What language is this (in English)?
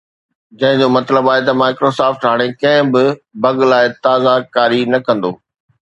Sindhi